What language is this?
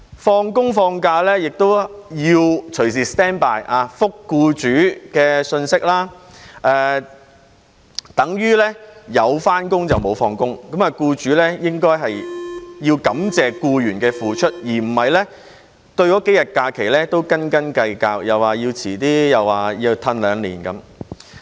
Cantonese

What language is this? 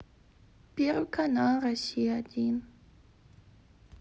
Russian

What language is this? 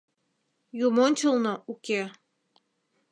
Mari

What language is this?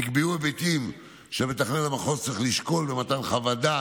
Hebrew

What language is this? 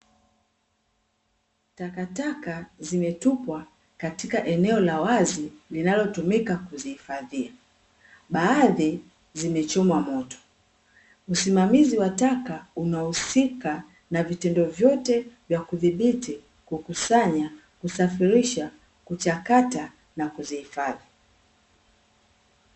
Swahili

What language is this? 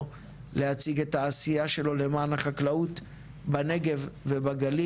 Hebrew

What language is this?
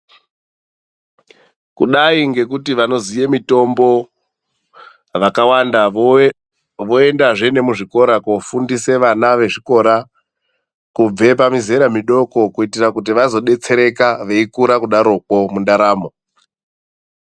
Ndau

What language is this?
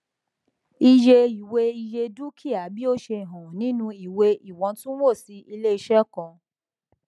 Yoruba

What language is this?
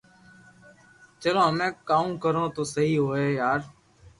Loarki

